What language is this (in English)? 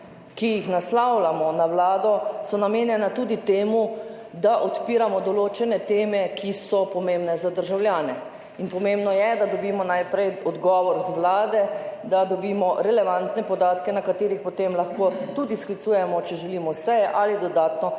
Slovenian